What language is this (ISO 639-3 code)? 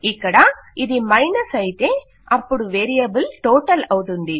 tel